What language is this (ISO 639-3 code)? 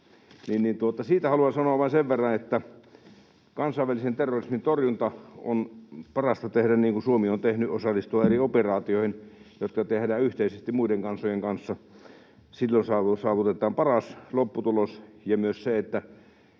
fin